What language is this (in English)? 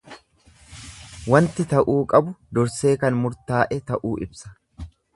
Oromo